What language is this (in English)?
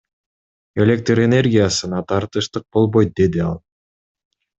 Kyrgyz